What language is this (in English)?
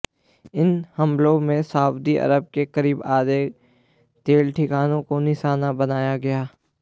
Hindi